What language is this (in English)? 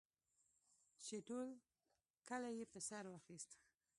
Pashto